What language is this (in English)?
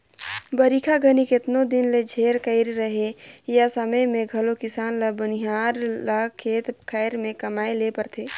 Chhattisgarhi